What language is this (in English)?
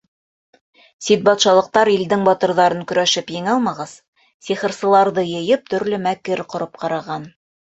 Bashkir